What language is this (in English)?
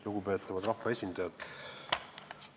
Estonian